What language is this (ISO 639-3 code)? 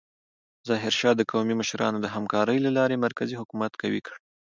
pus